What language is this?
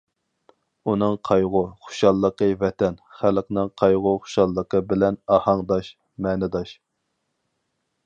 Uyghur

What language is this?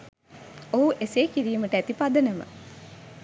Sinhala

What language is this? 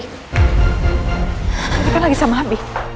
Indonesian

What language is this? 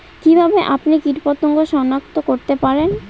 Bangla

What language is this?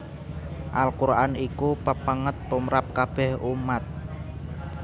Javanese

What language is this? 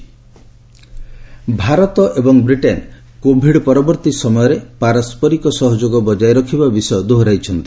Odia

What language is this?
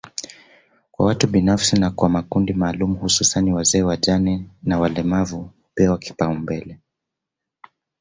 Swahili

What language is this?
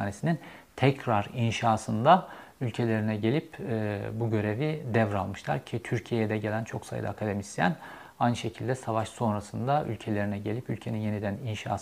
Turkish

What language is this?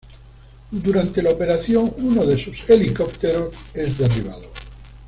Spanish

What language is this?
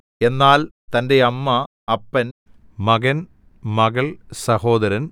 Malayalam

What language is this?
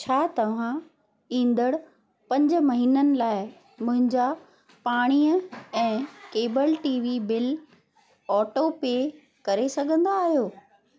Sindhi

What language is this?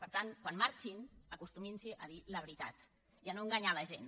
Catalan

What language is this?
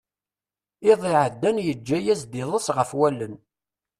Kabyle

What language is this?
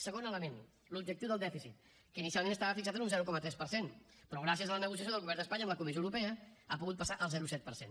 Catalan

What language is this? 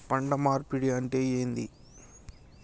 Telugu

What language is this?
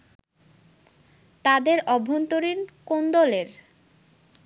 Bangla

